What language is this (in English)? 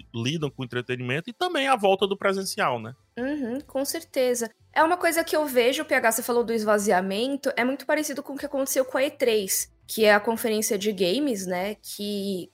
Portuguese